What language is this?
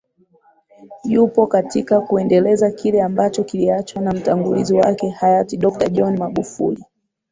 Swahili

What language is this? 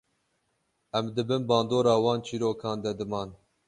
Kurdish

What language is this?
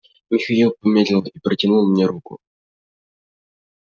Russian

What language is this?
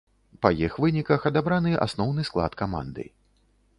Belarusian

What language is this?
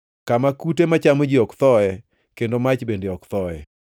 Luo (Kenya and Tanzania)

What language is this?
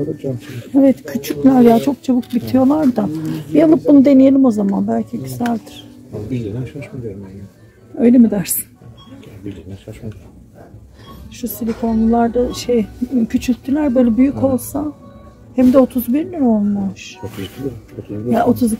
Turkish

